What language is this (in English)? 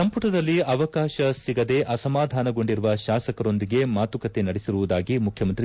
Kannada